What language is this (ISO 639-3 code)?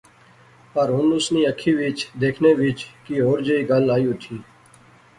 phr